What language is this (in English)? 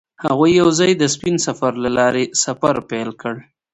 Pashto